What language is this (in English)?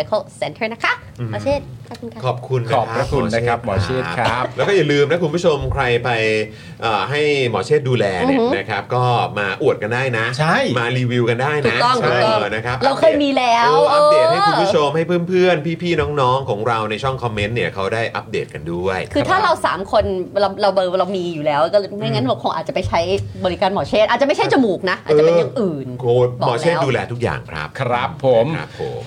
Thai